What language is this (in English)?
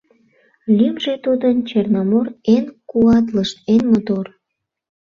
Mari